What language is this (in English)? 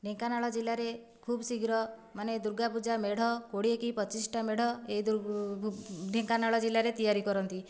Odia